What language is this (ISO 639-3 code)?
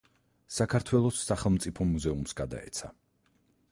kat